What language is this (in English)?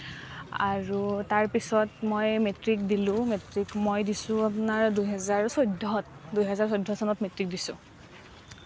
Assamese